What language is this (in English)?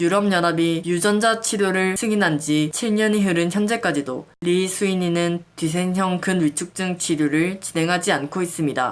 Korean